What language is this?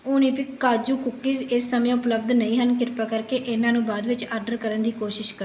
Punjabi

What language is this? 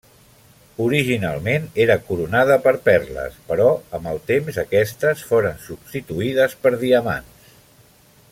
Catalan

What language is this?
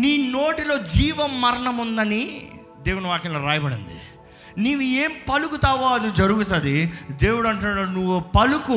Telugu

